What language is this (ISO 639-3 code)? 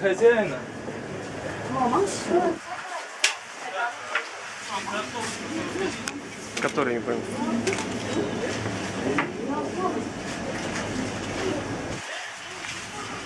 rus